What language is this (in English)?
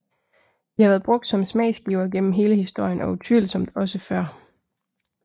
Danish